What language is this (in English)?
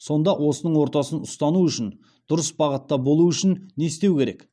Kazakh